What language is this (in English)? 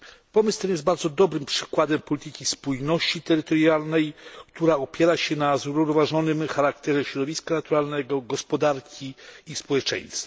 Polish